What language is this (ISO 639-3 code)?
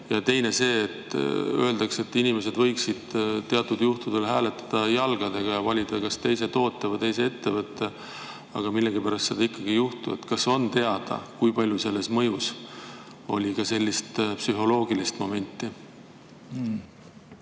est